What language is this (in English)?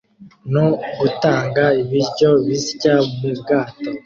Kinyarwanda